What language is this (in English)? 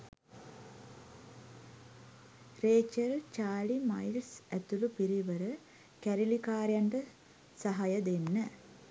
Sinhala